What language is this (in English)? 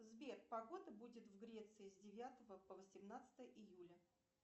Russian